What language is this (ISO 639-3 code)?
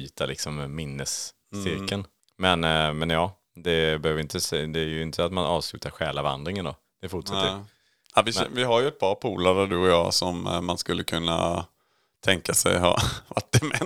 swe